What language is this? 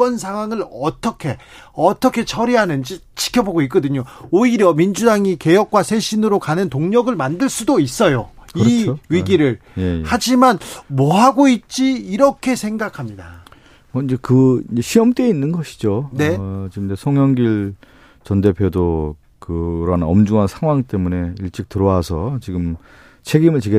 Korean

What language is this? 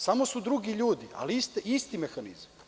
Serbian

